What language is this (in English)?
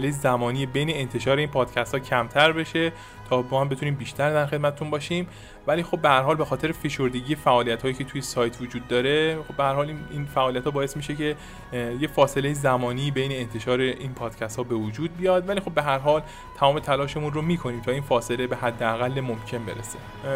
Persian